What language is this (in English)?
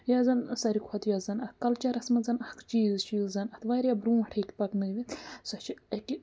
Kashmiri